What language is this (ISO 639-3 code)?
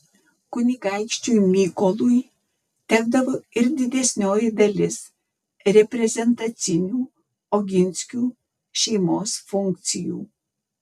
lit